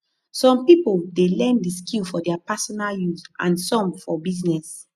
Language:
Nigerian Pidgin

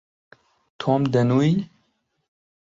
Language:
Central Kurdish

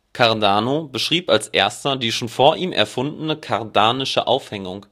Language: German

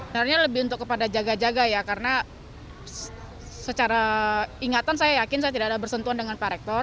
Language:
Indonesian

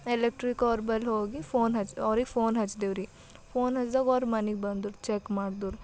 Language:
Kannada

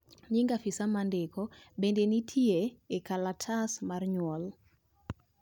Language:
Luo (Kenya and Tanzania)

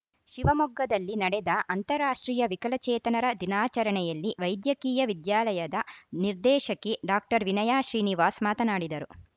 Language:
Kannada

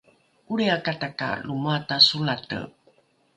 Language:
Rukai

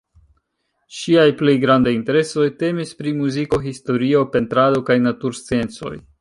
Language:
Esperanto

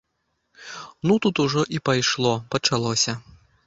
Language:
Belarusian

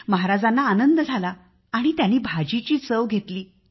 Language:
Marathi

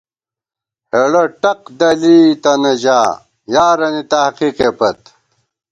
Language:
Gawar-Bati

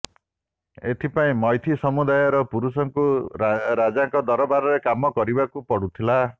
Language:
Odia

